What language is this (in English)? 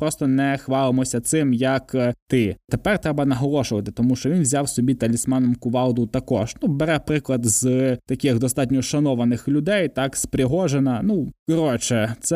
Ukrainian